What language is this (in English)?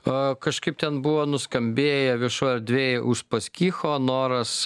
Lithuanian